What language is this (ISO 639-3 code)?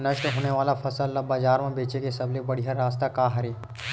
hne